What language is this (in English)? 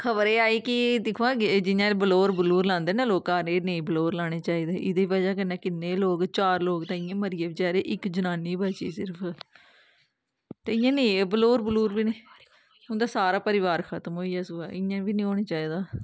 Dogri